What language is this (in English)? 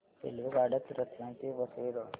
Marathi